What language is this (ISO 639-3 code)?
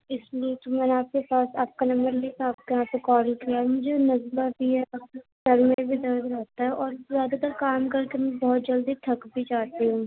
urd